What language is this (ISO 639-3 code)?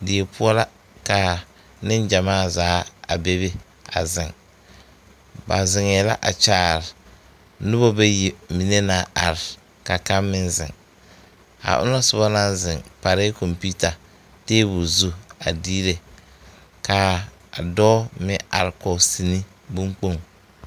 dga